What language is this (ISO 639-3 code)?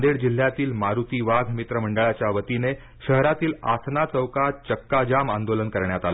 mar